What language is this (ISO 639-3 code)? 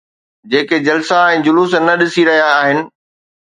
snd